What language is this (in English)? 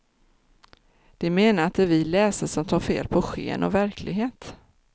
Swedish